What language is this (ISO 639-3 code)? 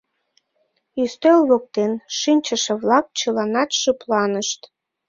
chm